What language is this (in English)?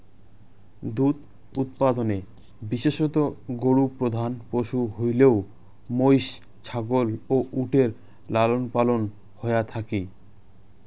Bangla